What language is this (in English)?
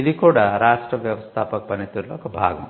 Telugu